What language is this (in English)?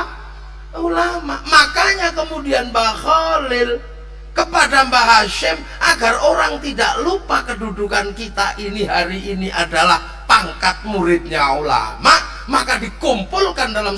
Indonesian